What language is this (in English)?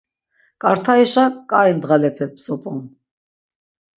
Laz